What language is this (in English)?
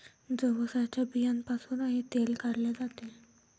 Marathi